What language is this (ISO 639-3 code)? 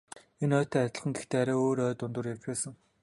mon